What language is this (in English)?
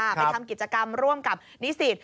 Thai